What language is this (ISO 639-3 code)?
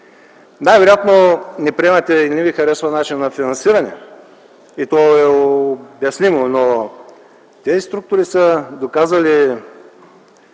bul